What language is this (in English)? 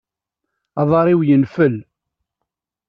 Kabyle